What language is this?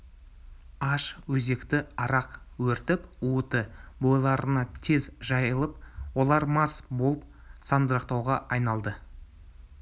Kazakh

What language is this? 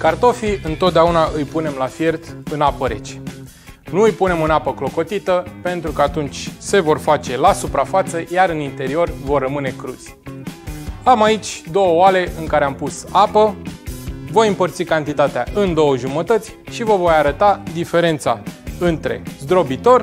Romanian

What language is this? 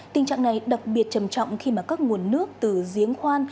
Vietnamese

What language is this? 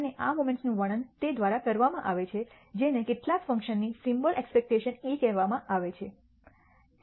Gujarati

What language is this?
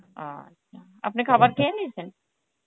Bangla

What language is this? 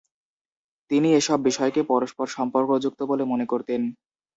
Bangla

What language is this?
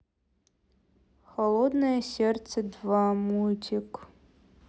Russian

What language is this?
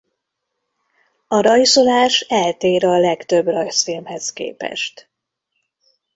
Hungarian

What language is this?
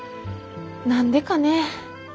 Japanese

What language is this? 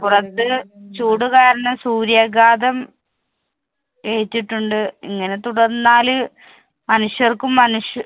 Malayalam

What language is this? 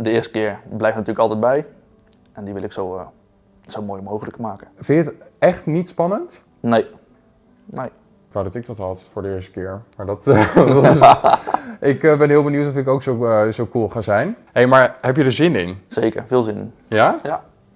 Dutch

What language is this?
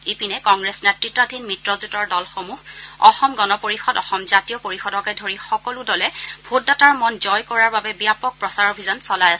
Assamese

